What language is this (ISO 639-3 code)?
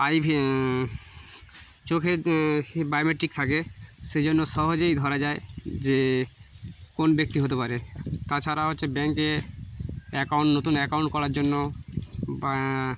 ben